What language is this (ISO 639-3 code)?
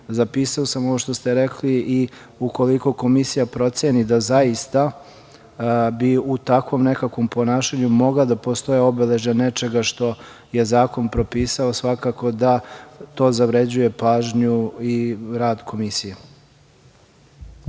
srp